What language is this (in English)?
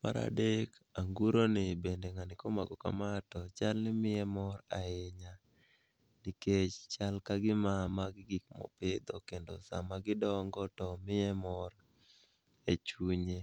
Luo (Kenya and Tanzania)